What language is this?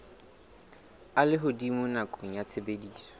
Southern Sotho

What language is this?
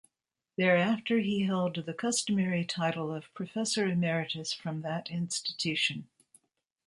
English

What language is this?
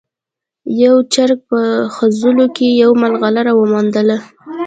Pashto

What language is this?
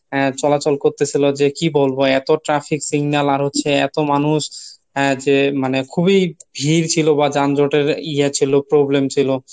Bangla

